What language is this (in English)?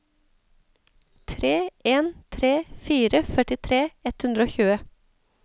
Norwegian